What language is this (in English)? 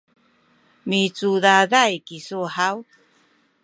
Sakizaya